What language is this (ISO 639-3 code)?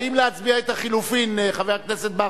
heb